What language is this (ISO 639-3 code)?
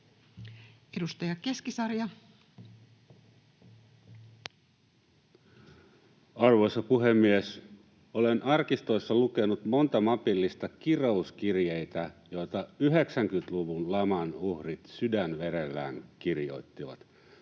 fin